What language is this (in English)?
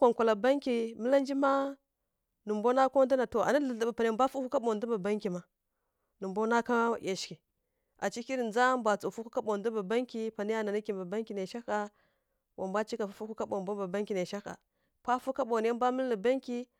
Kirya-Konzəl